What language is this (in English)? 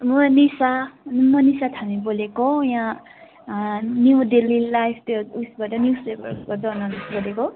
Nepali